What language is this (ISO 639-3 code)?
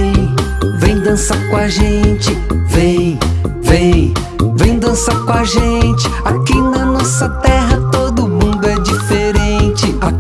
por